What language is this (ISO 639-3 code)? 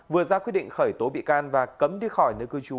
vie